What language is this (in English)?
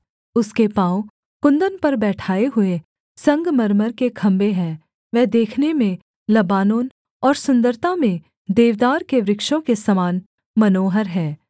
Hindi